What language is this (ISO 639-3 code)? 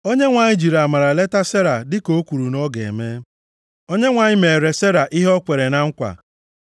ibo